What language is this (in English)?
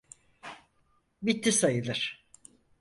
Turkish